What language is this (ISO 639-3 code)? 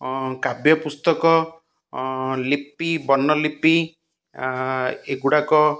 ori